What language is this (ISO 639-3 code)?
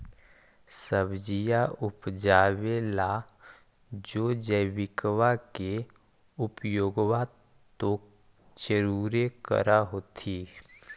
mag